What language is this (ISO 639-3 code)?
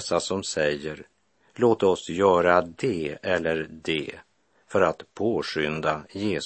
swe